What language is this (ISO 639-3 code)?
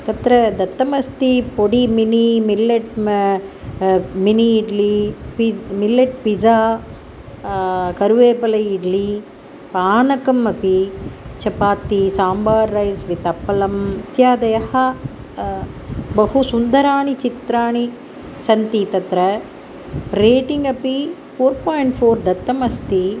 san